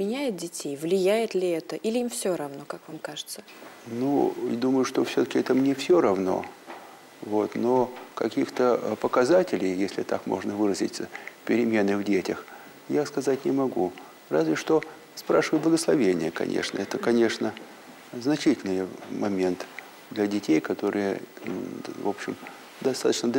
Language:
Russian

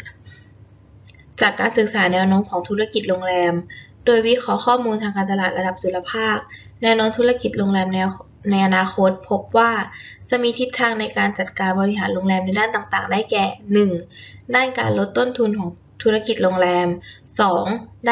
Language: Thai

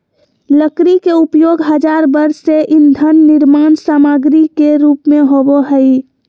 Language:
Magahi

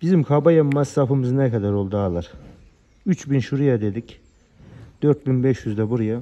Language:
Turkish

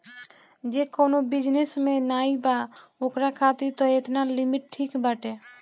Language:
Bhojpuri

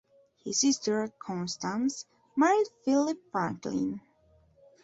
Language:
English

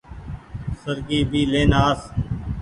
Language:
Goaria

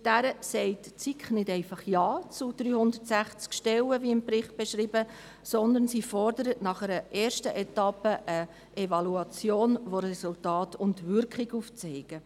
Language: Swiss German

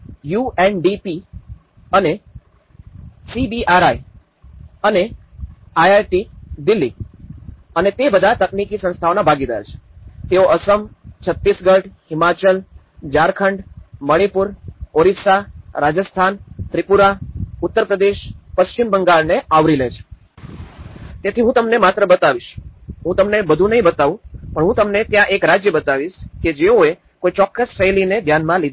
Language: Gujarati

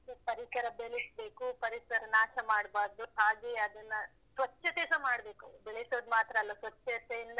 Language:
Kannada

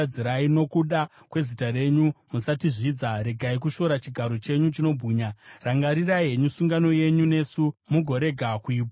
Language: Shona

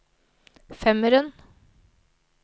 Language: Norwegian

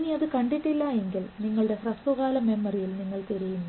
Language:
Malayalam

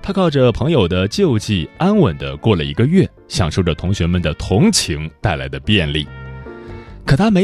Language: Chinese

